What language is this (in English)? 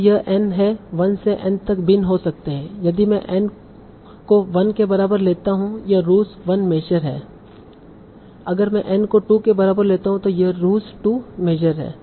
Hindi